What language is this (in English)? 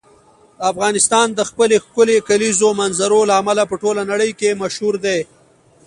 Pashto